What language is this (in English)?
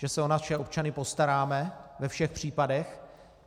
Czech